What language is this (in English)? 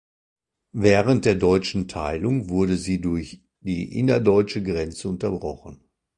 German